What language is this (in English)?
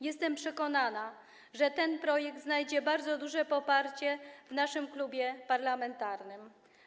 Polish